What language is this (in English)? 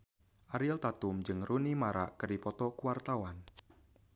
Sundanese